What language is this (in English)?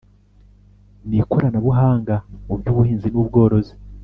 Kinyarwanda